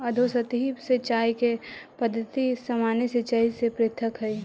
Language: Magahi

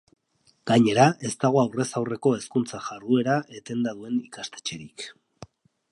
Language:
Basque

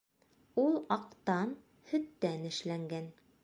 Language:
Bashkir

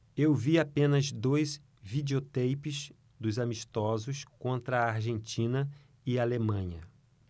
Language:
Portuguese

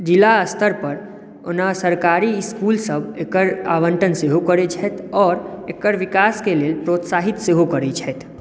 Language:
Maithili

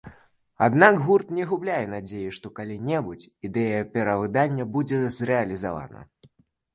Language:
Belarusian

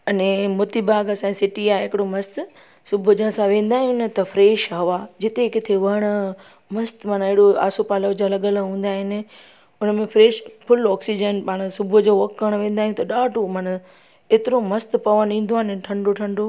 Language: Sindhi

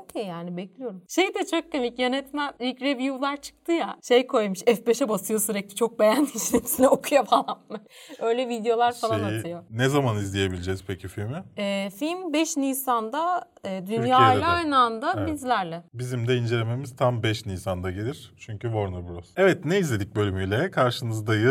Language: Turkish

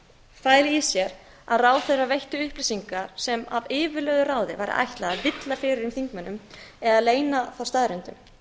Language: Icelandic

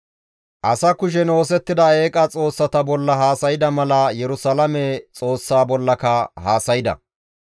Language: Gamo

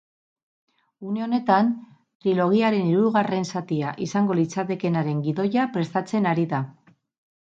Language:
Basque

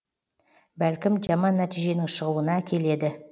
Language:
Kazakh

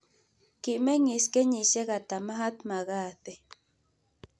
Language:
Kalenjin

